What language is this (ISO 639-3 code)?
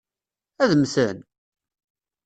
kab